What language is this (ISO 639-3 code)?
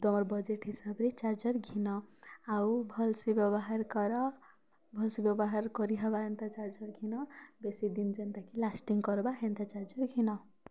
ori